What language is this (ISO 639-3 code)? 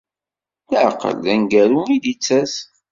kab